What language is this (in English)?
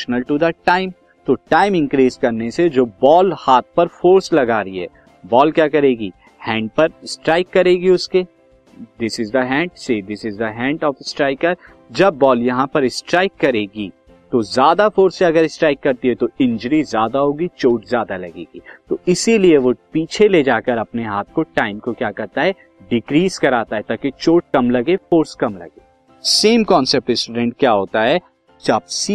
Hindi